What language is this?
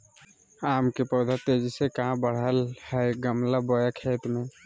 Magahi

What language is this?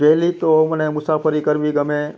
Gujarati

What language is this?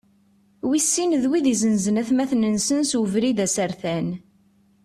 Kabyle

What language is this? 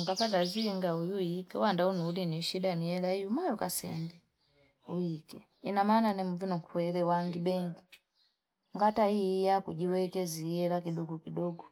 Fipa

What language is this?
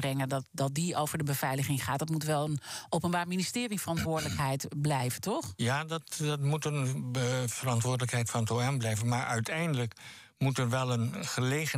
Dutch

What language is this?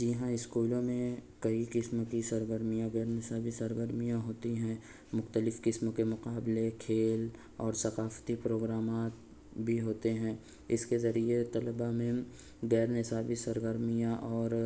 Urdu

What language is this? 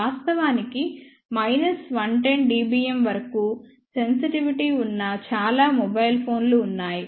Telugu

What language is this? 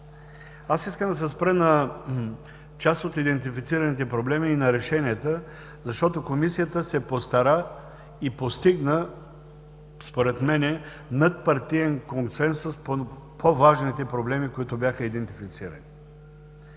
Bulgarian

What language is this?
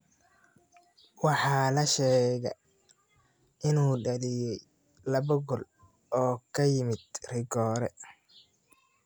Somali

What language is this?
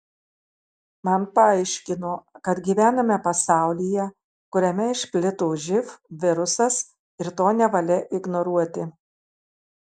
Lithuanian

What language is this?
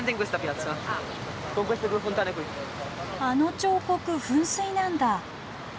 Japanese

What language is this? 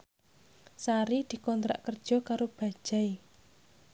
Javanese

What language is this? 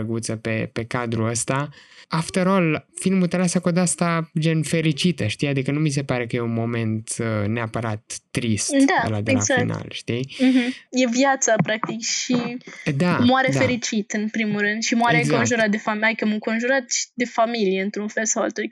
Romanian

